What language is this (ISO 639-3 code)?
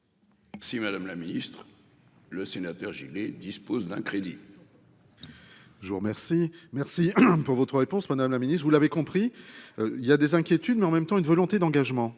fra